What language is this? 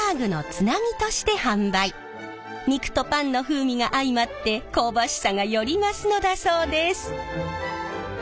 Japanese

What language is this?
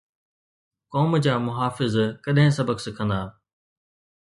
Sindhi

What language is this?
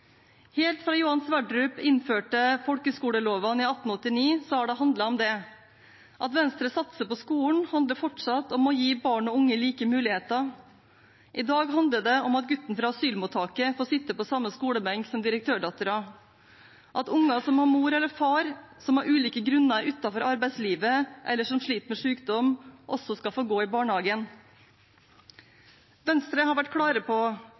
Norwegian Bokmål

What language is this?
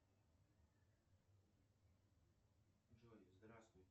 Russian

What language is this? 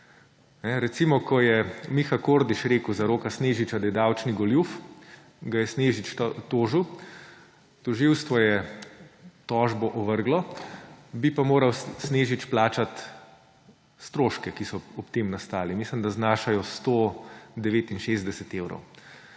Slovenian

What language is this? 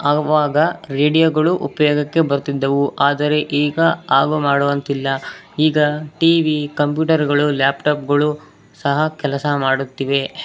Kannada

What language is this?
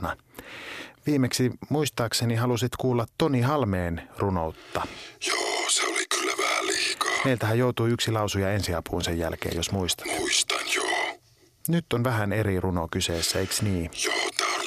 Finnish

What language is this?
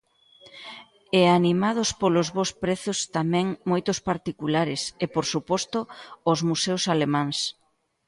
Galician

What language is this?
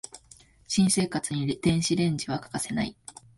Japanese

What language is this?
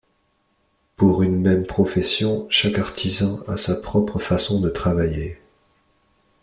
French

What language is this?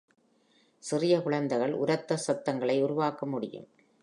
Tamil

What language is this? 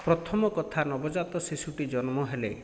Odia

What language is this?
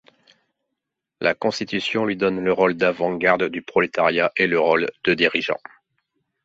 French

